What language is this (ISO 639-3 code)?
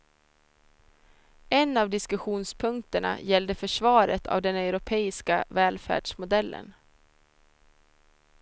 swe